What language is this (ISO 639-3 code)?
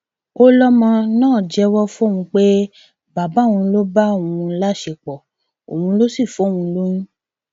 yor